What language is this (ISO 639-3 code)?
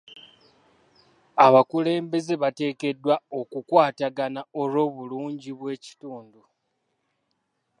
lug